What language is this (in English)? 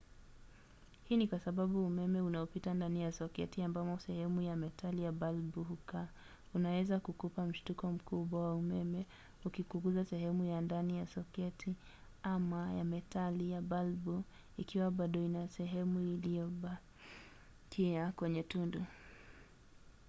Swahili